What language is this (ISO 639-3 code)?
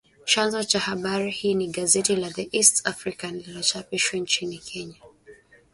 swa